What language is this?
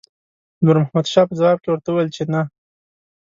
Pashto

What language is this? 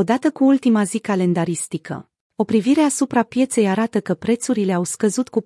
Romanian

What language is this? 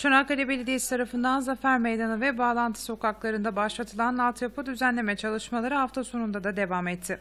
Turkish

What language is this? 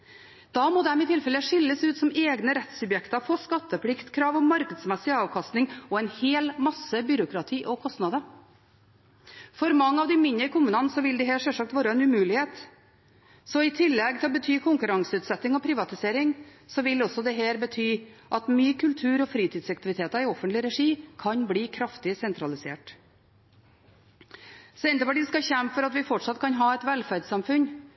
Norwegian Bokmål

